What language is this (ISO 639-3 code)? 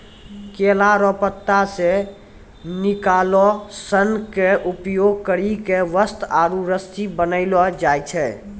mai